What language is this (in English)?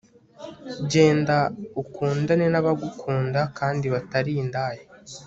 Kinyarwanda